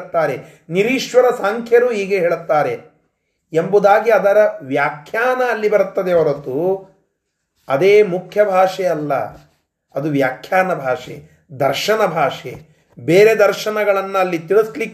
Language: Kannada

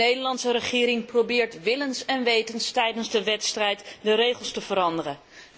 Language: Dutch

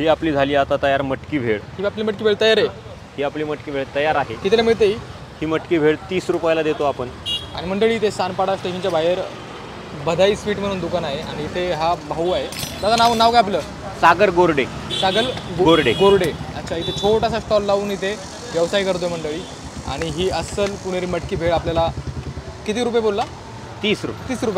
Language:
Marathi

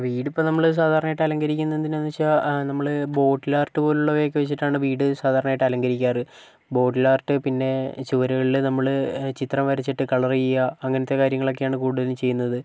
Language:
Malayalam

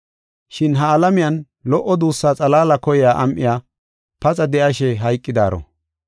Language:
Gofa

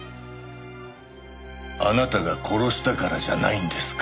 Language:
Japanese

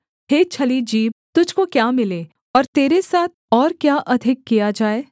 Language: Hindi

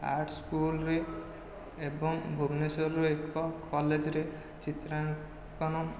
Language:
Odia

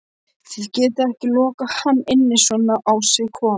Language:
Icelandic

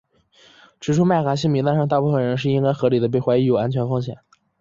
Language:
Chinese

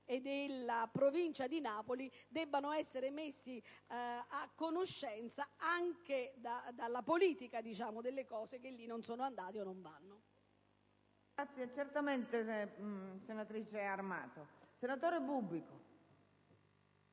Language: Italian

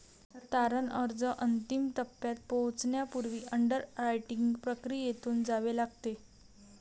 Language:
Marathi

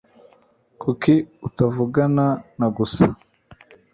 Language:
Kinyarwanda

